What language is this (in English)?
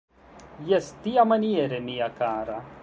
Esperanto